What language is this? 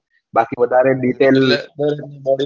Gujarati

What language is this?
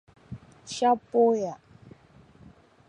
Dagbani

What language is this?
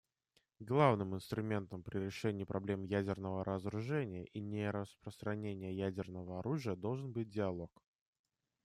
Russian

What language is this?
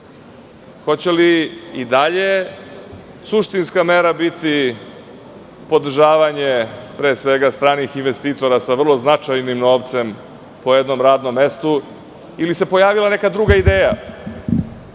Serbian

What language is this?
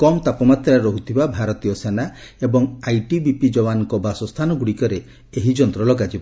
Odia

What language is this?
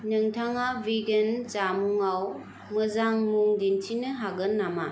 Bodo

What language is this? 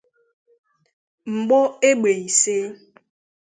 Igbo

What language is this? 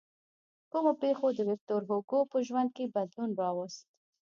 Pashto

